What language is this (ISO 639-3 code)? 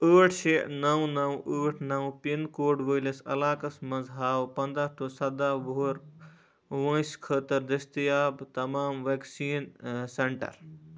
kas